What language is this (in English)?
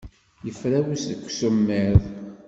Kabyle